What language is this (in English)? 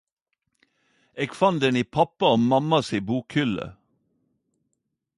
Norwegian Nynorsk